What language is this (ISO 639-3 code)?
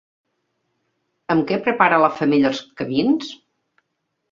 cat